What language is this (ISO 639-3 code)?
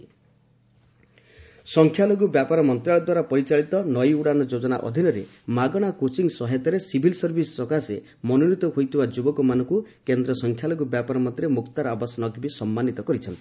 ori